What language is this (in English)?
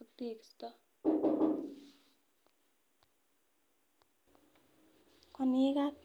Kalenjin